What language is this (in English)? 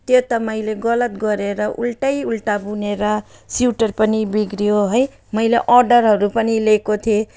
Nepali